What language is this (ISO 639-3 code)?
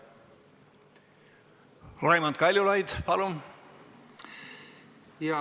est